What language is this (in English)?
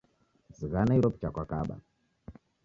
Taita